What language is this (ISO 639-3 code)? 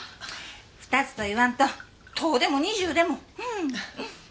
jpn